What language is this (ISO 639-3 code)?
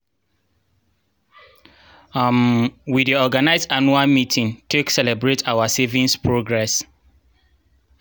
pcm